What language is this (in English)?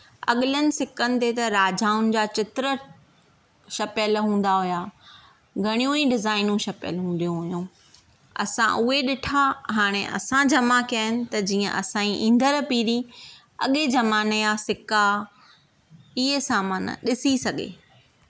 Sindhi